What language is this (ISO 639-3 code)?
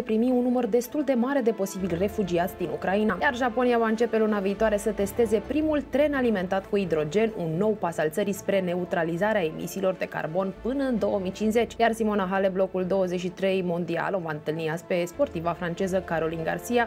ron